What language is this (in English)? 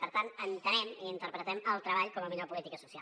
Catalan